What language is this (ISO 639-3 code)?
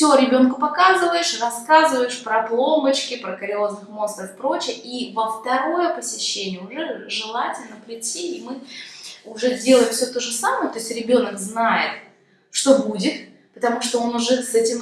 rus